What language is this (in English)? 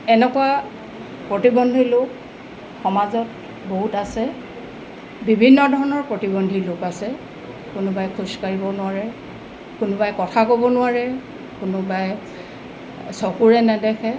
Assamese